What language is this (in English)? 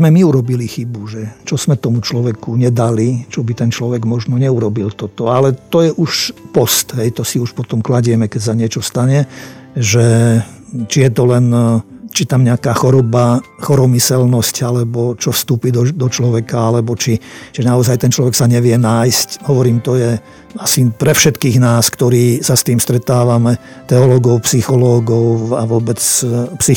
Slovak